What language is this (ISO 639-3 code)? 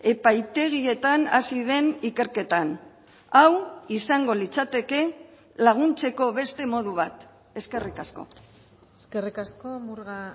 eus